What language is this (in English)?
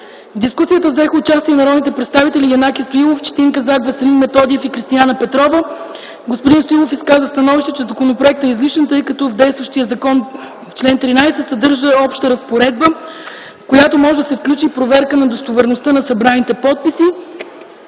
Bulgarian